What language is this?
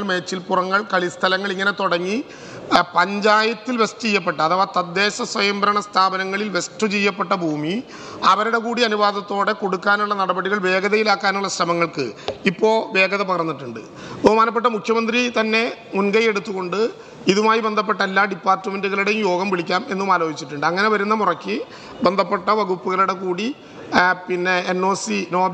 Malayalam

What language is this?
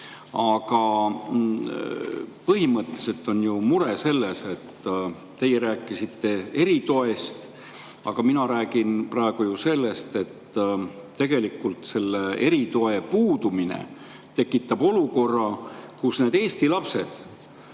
Estonian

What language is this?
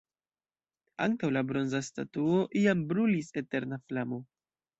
Esperanto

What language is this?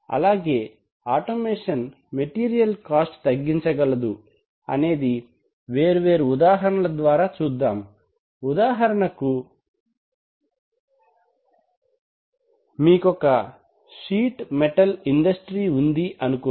Telugu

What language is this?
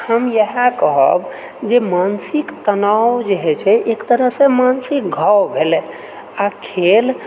Maithili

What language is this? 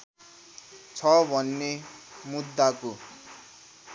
Nepali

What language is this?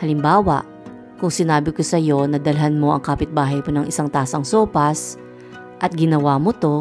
Filipino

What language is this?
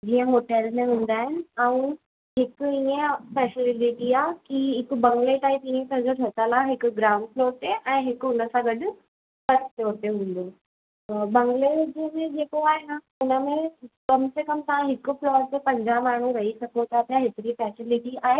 Sindhi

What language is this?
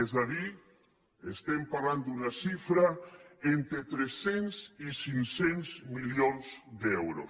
Catalan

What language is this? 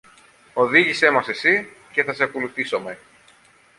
Greek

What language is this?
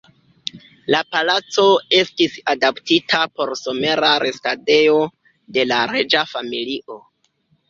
Esperanto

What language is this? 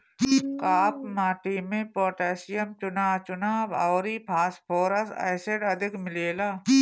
Bhojpuri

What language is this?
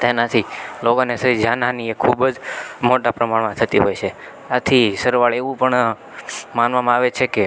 Gujarati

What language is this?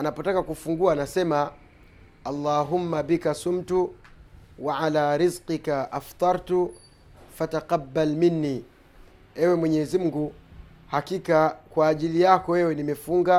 Swahili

